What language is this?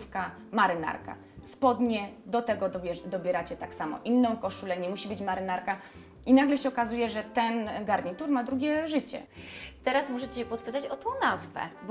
Polish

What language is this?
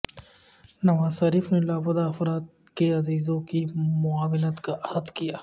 Urdu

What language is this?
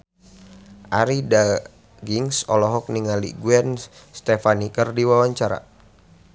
Sundanese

